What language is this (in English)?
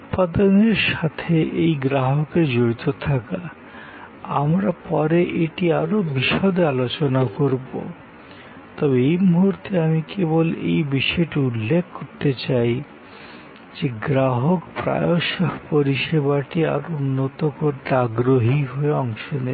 Bangla